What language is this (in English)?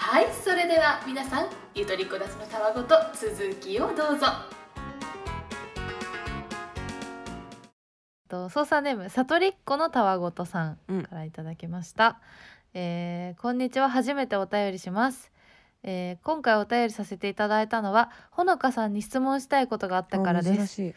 Japanese